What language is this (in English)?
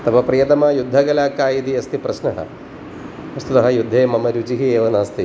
Sanskrit